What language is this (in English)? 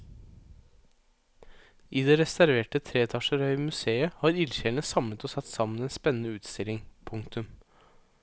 Norwegian